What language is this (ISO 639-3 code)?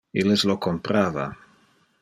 ina